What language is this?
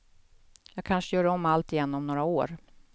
Swedish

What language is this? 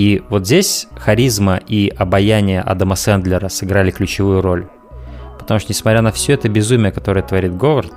Russian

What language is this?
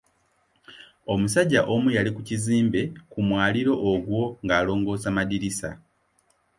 Ganda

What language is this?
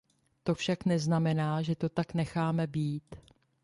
Czech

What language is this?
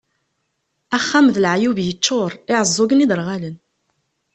Kabyle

